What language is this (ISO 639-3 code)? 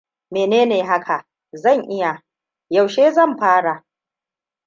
hau